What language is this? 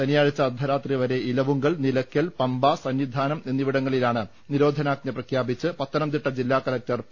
Malayalam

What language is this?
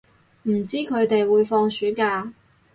Cantonese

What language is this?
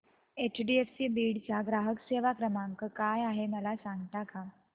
Marathi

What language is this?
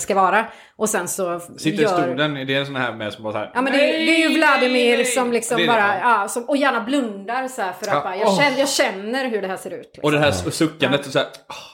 Swedish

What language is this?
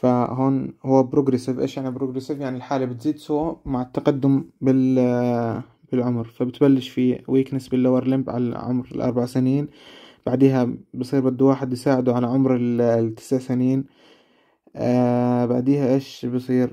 Arabic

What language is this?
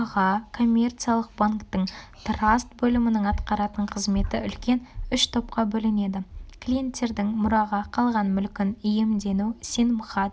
Kazakh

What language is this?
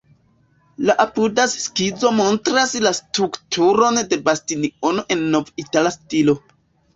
Esperanto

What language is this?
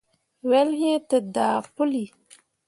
Mundang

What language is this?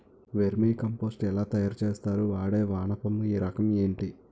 Telugu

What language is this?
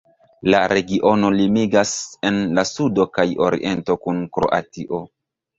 Esperanto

